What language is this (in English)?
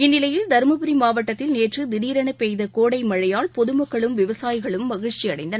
Tamil